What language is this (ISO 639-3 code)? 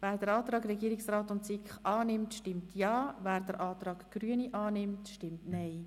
gsw